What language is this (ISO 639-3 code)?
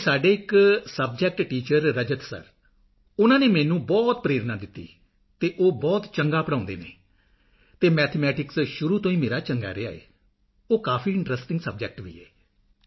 pan